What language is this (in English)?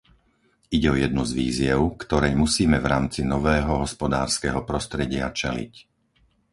Slovak